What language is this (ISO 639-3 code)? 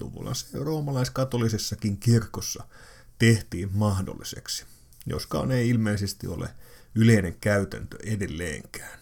fin